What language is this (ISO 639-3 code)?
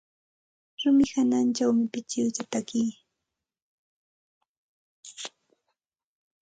qxt